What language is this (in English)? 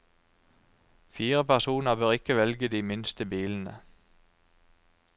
Norwegian